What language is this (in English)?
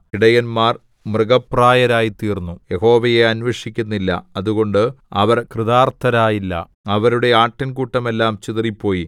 Malayalam